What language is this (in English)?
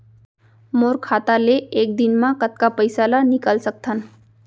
Chhattisgarhi